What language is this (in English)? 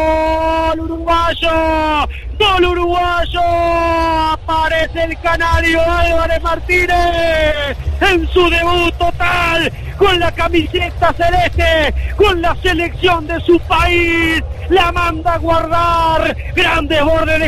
Spanish